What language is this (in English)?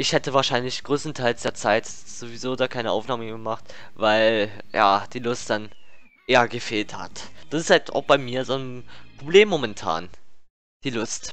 German